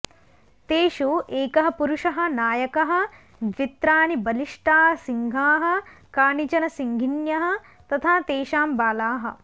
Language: Sanskrit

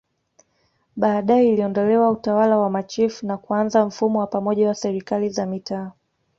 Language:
Swahili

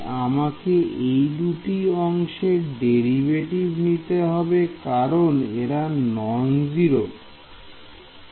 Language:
Bangla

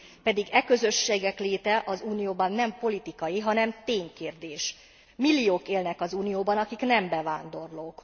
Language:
Hungarian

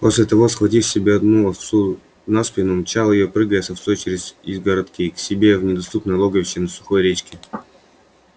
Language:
Russian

